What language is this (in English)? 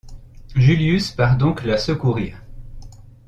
French